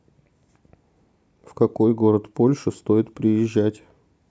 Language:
Russian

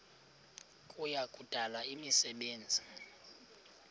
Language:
Xhosa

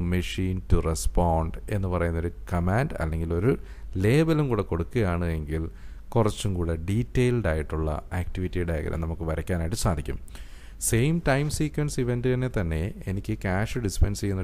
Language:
Indonesian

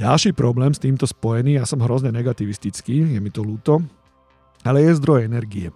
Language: Slovak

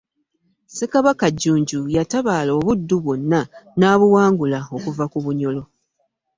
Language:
Ganda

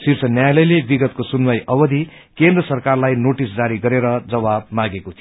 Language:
Nepali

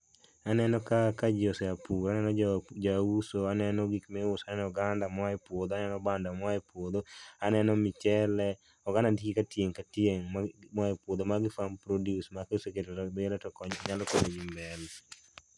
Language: Luo (Kenya and Tanzania)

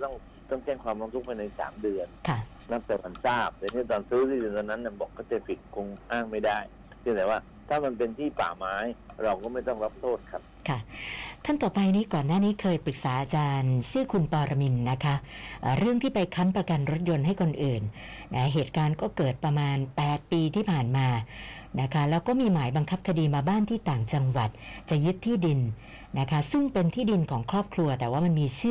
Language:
Thai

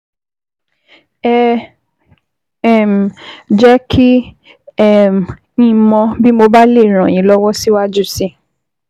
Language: Yoruba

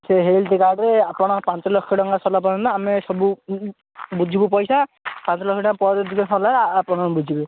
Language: Odia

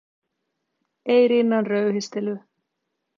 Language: Finnish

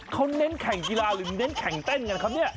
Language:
Thai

